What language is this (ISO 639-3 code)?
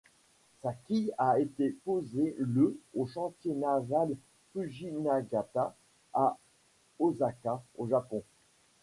fra